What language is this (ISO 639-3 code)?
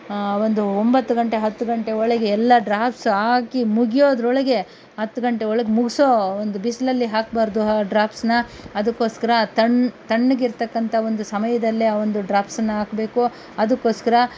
kan